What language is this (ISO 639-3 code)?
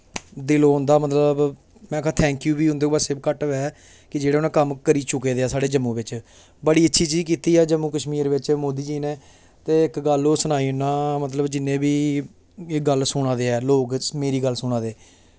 doi